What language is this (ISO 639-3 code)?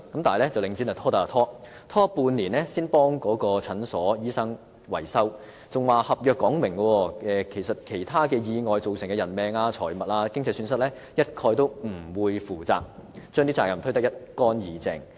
yue